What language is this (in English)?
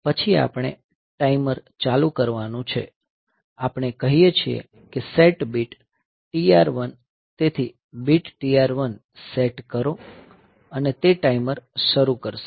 Gujarati